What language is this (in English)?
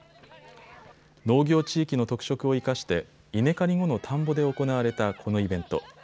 Japanese